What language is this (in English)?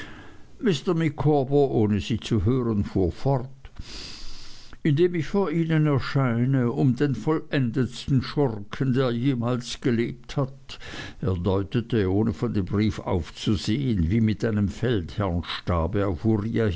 German